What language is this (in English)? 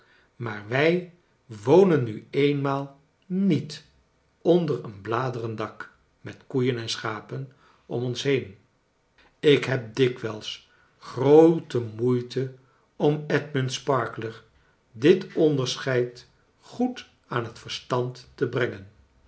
Dutch